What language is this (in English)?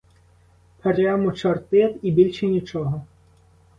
Ukrainian